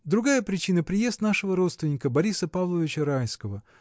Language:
Russian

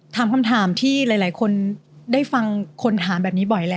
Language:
Thai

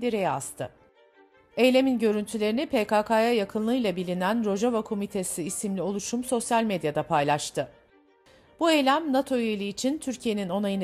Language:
Turkish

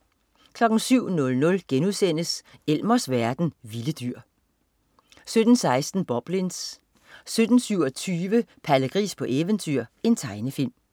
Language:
Danish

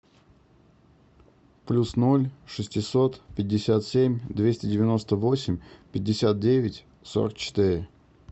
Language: Russian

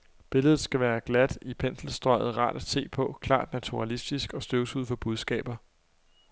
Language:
Danish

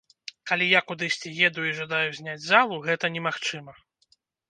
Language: Belarusian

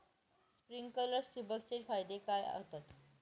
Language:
Marathi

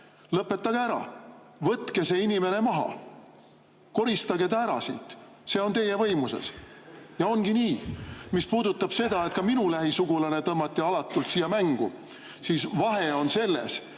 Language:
Estonian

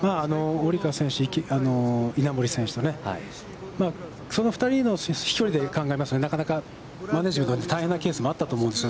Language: Japanese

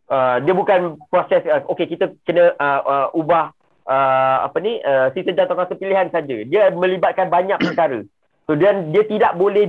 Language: Malay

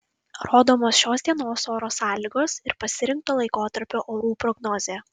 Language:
Lithuanian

